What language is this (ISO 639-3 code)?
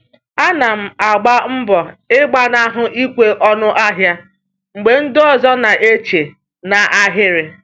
ibo